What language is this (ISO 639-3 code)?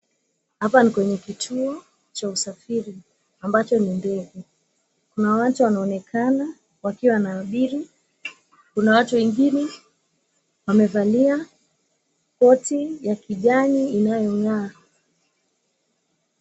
swa